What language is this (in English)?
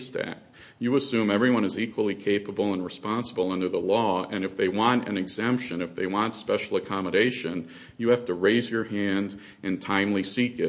English